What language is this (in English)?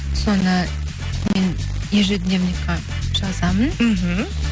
Kazakh